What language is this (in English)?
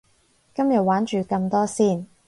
Cantonese